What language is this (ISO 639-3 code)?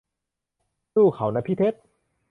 tha